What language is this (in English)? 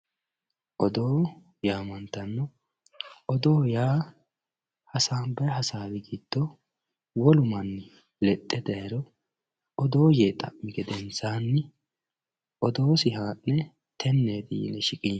Sidamo